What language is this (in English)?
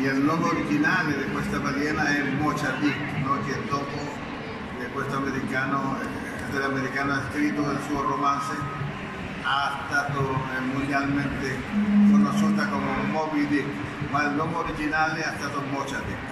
Italian